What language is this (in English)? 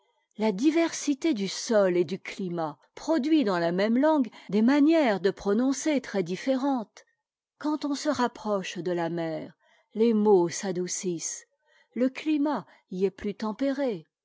French